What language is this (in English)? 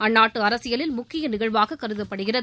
Tamil